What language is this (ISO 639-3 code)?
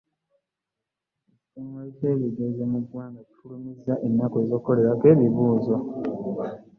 lug